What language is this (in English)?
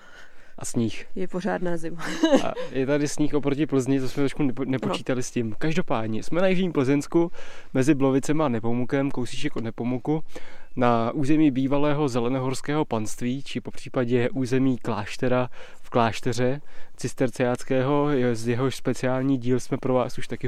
Czech